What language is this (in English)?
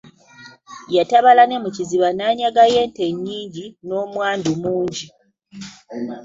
Ganda